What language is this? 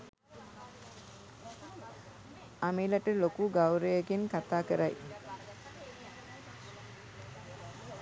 Sinhala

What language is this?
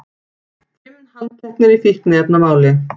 Icelandic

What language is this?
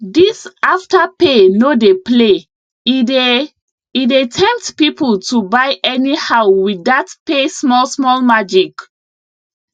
Nigerian Pidgin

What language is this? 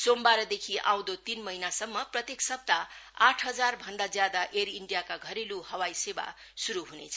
Nepali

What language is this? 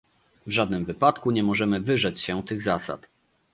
Polish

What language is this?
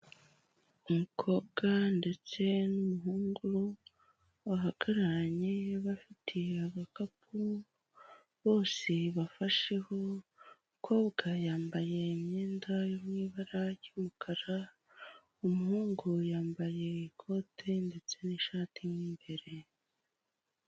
Kinyarwanda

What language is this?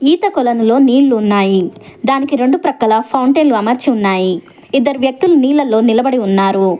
Telugu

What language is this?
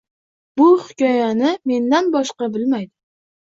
Uzbek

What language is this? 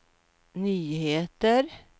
Swedish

